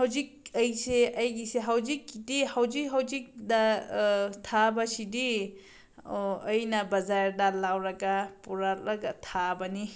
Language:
Manipuri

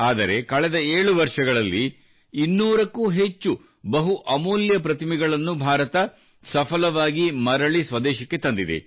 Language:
Kannada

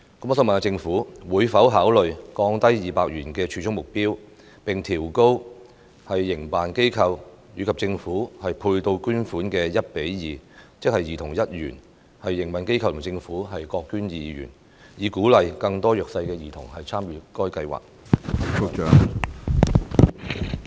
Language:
Cantonese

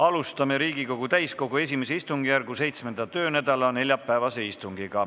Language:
Estonian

